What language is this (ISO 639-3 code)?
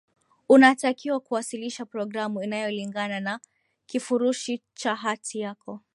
swa